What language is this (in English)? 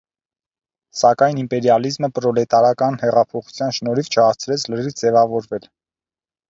Armenian